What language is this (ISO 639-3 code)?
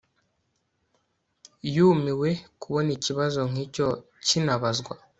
kin